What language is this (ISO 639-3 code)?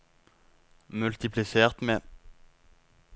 nor